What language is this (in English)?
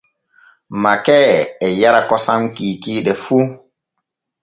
Borgu Fulfulde